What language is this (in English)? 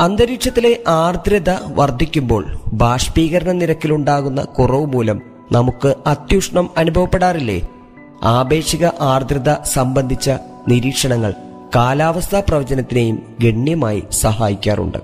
Malayalam